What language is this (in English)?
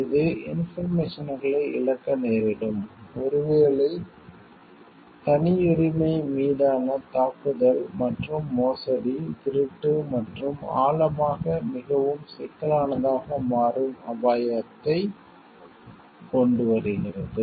Tamil